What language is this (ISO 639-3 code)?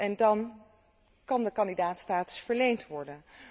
nld